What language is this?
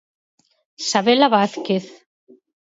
Galician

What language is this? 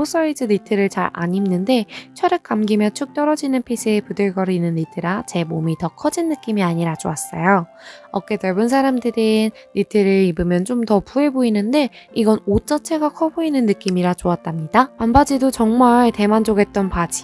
Korean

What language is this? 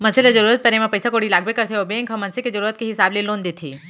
Chhattisgarhi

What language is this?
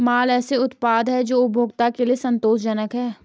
Hindi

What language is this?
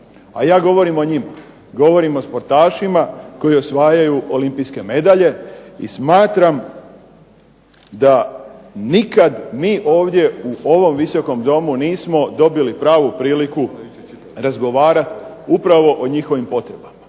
Croatian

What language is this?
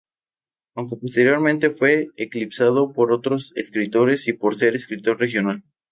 Spanish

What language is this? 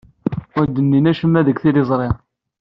Kabyle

